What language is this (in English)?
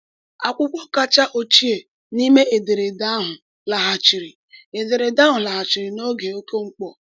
Igbo